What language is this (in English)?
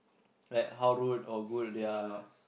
English